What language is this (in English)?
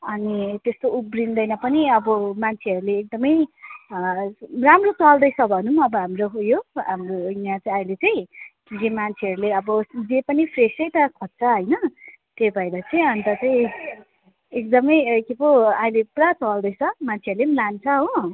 Nepali